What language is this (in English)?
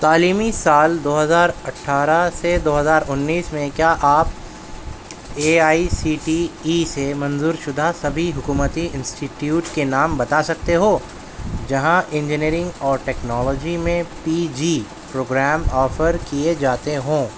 Urdu